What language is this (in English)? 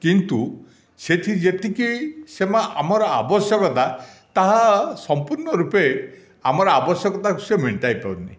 Odia